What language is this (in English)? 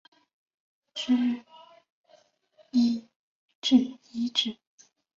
Chinese